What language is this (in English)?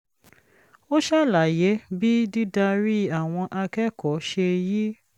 Yoruba